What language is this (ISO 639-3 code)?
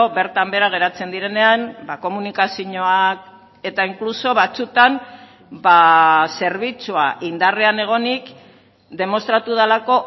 eus